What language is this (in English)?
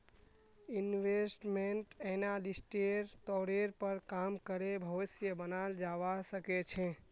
Magahi